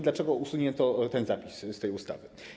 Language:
Polish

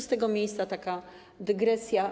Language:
Polish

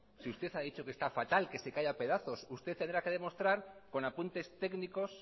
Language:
Spanish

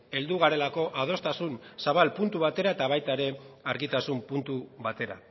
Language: Basque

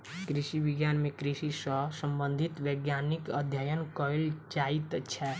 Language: Maithili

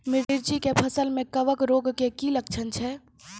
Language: Maithili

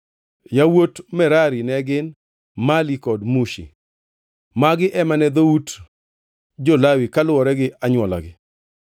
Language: Luo (Kenya and Tanzania)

